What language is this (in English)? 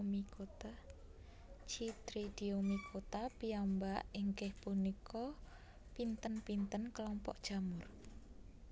Javanese